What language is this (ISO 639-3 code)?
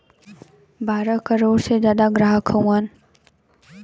bho